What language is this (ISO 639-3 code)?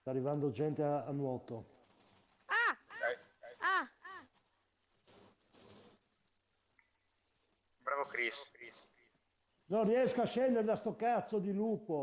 ita